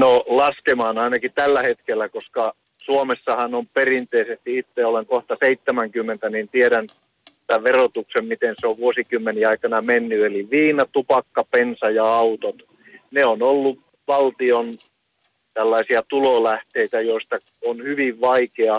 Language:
Finnish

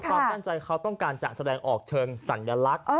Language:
Thai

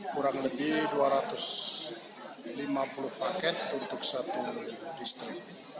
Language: Indonesian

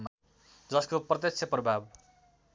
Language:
Nepali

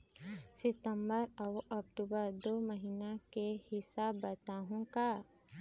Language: Chhattisgarhi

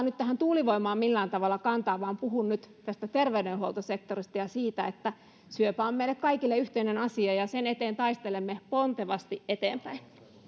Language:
Finnish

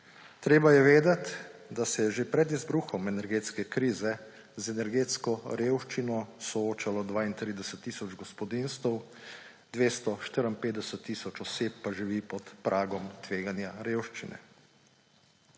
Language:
Slovenian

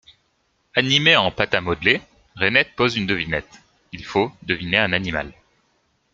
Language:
French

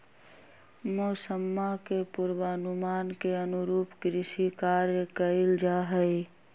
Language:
Magahi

